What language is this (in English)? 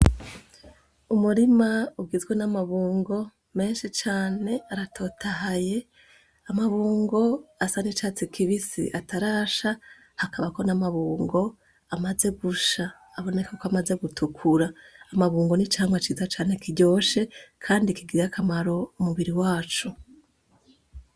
Rundi